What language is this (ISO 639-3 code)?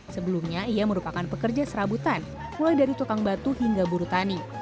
ind